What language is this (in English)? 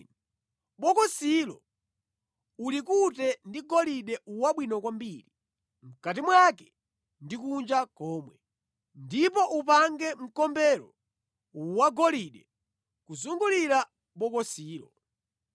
Nyanja